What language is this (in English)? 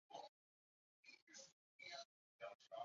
Chinese